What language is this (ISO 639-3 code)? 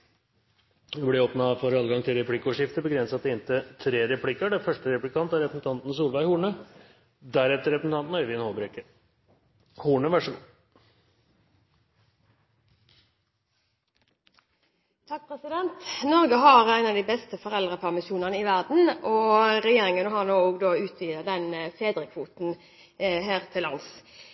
nob